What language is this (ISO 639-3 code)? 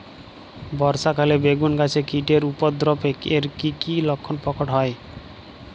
ben